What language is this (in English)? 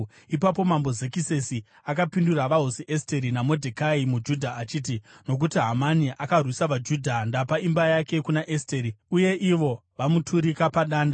Shona